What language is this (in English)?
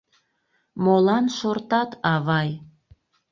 Mari